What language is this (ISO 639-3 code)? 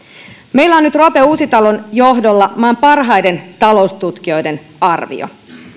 fin